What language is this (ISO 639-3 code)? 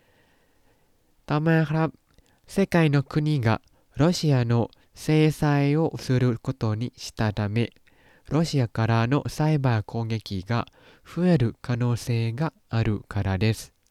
tha